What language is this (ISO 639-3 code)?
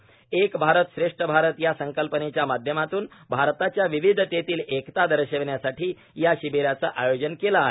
mar